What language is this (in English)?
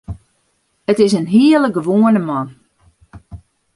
Western Frisian